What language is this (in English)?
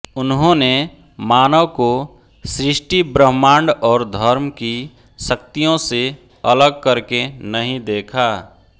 Hindi